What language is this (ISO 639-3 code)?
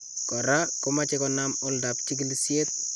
kln